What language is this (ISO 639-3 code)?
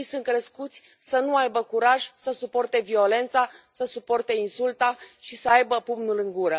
ron